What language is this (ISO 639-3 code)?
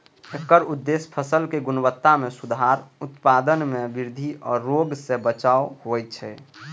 mai